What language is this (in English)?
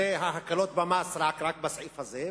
Hebrew